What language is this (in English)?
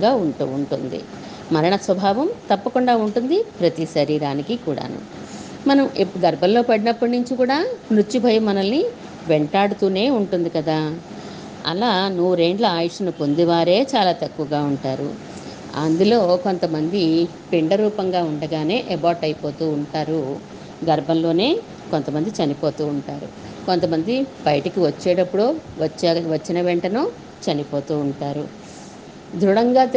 Telugu